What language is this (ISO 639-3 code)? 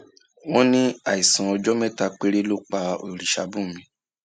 yor